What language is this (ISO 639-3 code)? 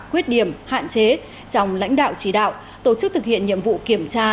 vie